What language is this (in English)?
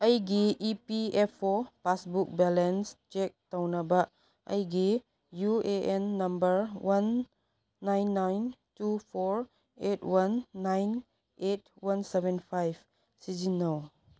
Manipuri